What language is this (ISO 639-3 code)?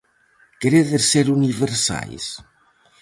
glg